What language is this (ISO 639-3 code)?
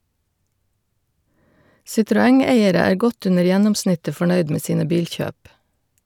nor